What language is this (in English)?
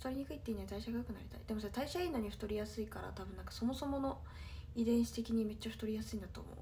Japanese